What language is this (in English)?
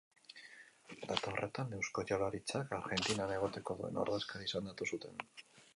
Basque